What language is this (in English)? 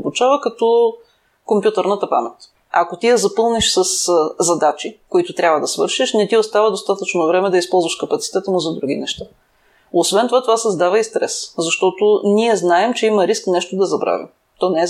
Bulgarian